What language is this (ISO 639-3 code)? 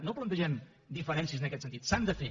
cat